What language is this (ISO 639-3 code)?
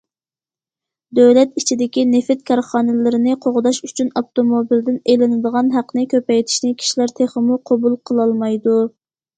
uig